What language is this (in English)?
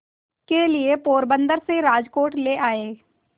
Hindi